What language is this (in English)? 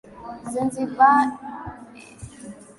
Swahili